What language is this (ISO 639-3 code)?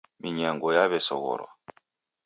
dav